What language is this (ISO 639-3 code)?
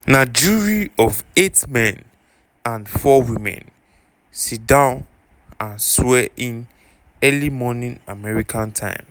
pcm